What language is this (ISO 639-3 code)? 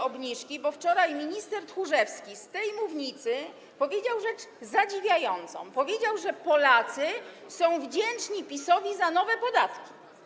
pol